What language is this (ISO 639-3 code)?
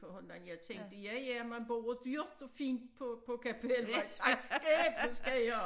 dan